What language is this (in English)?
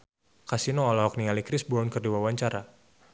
Sundanese